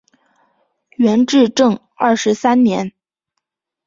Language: Chinese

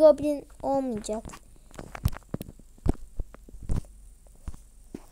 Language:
Turkish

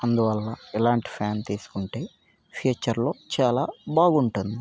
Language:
Telugu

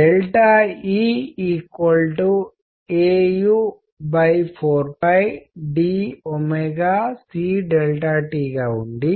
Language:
Telugu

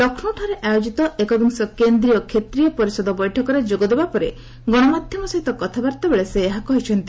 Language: Odia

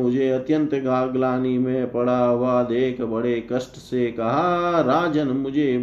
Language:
Hindi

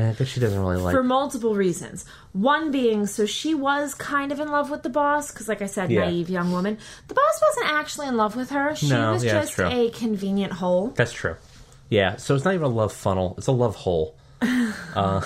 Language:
English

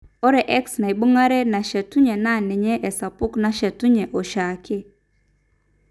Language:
Masai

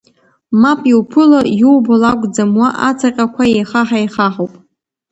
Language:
Abkhazian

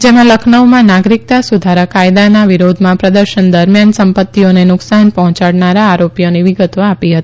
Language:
Gujarati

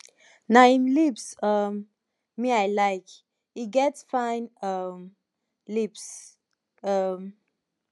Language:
Nigerian Pidgin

